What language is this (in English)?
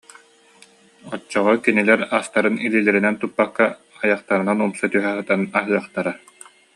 Yakut